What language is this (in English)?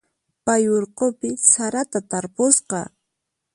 Puno Quechua